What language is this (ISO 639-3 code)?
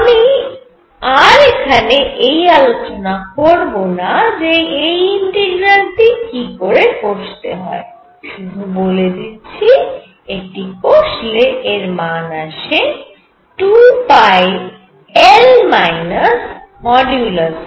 ben